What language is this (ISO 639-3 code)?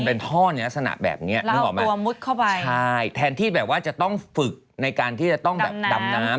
tha